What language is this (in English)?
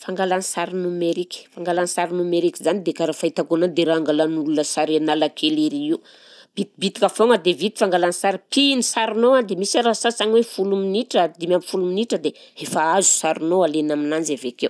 Southern Betsimisaraka Malagasy